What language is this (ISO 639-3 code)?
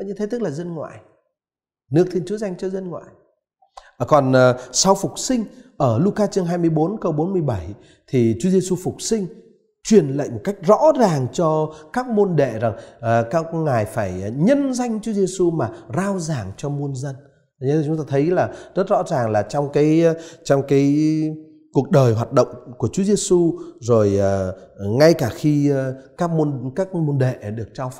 vie